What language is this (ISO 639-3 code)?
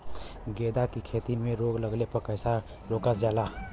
bho